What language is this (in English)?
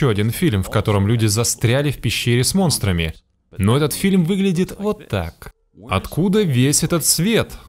Russian